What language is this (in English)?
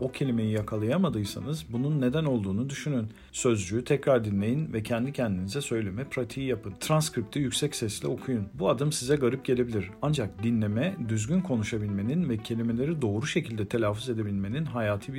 Turkish